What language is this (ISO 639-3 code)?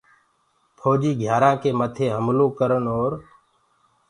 ggg